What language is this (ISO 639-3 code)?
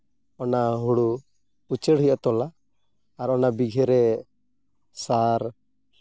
sat